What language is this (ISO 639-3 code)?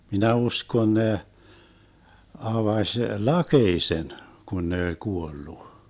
fin